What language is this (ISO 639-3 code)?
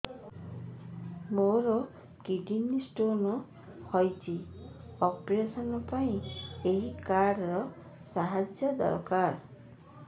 ori